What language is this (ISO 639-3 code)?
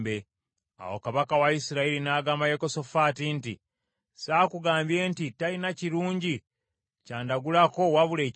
lug